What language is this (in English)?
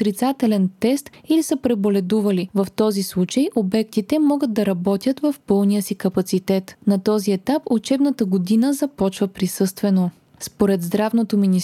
Bulgarian